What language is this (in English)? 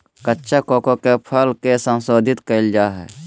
Magahi